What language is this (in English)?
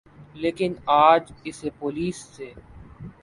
Urdu